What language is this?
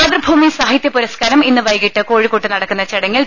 Malayalam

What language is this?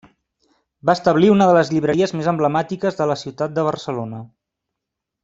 Catalan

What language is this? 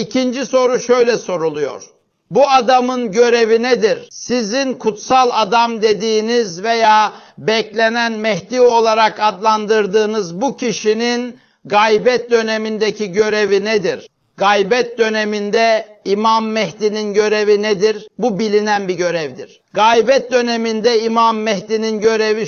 Turkish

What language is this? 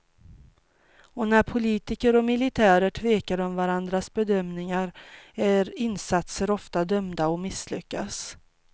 Swedish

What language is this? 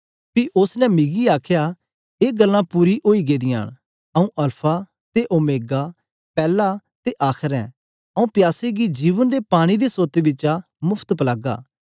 Dogri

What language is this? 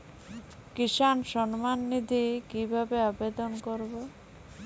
Bangla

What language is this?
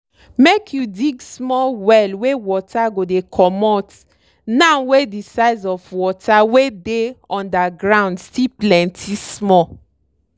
Nigerian Pidgin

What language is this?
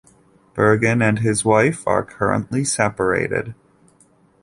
English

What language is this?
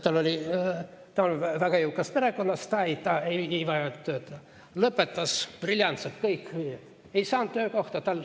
Estonian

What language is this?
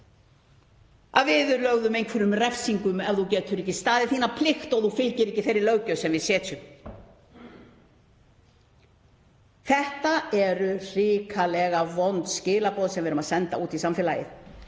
Icelandic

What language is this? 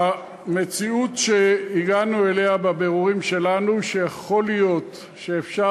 Hebrew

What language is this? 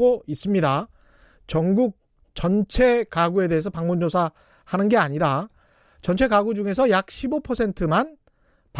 Korean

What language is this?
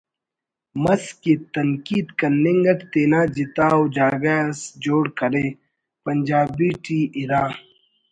Brahui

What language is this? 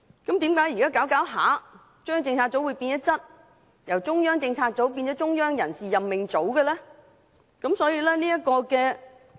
Cantonese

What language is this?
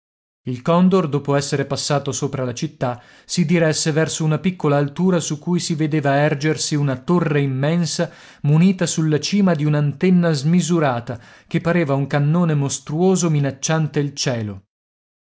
Italian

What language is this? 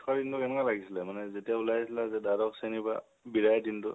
Assamese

